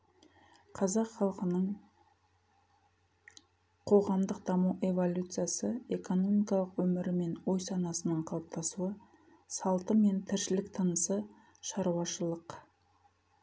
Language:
Kazakh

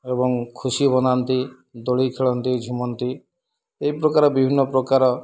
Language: Odia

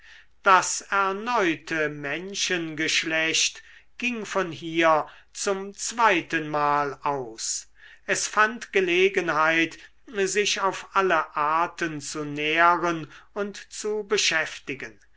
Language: German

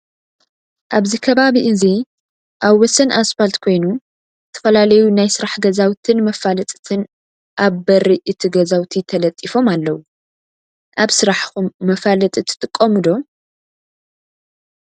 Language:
Tigrinya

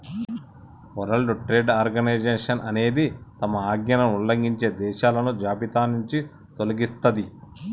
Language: Telugu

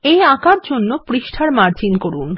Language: Bangla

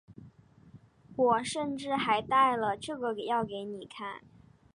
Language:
Chinese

